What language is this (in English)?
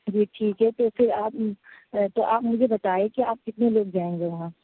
Urdu